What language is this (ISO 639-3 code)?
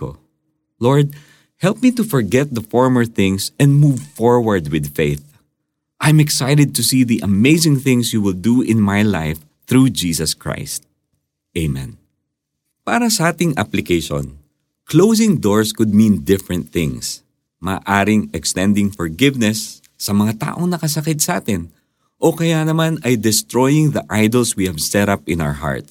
fil